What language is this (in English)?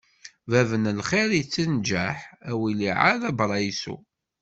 Kabyle